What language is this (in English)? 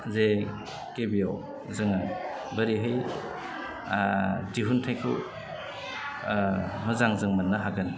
Bodo